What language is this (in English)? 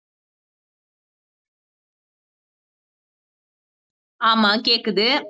Tamil